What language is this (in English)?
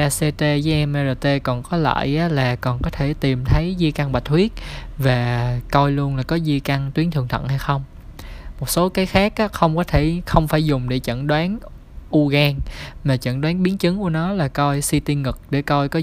Vietnamese